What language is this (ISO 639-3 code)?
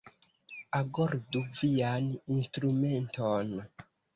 epo